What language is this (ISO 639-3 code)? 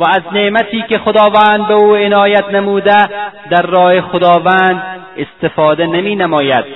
fas